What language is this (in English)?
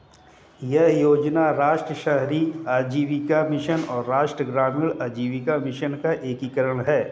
Hindi